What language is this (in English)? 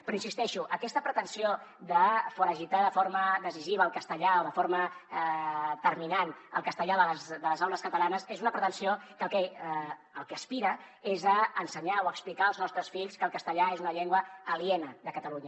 Catalan